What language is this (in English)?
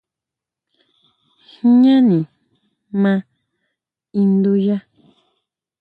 Huautla Mazatec